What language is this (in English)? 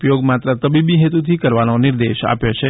Gujarati